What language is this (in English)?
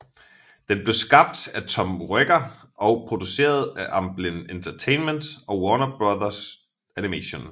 Danish